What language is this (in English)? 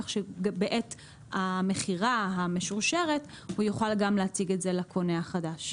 Hebrew